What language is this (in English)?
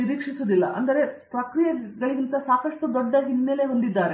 Kannada